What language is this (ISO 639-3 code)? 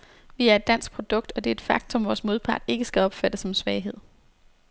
dan